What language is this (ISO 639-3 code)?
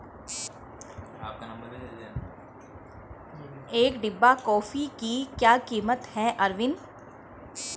hin